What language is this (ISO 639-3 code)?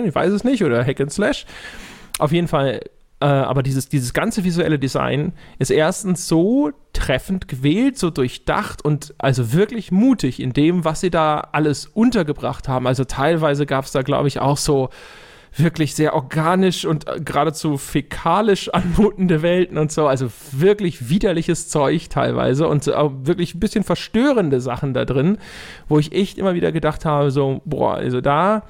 deu